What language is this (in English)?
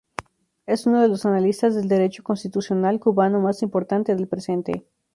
Spanish